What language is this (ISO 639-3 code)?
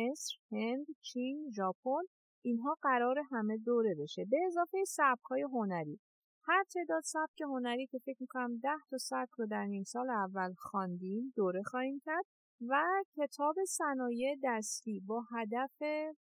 fas